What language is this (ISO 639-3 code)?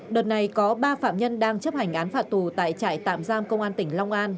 vie